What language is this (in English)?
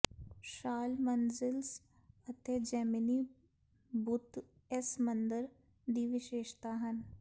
Punjabi